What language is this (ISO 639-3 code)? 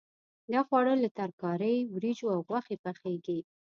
pus